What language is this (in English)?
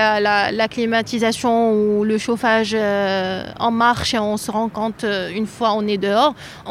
French